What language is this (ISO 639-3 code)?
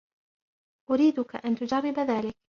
ara